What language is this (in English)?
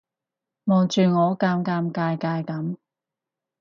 Cantonese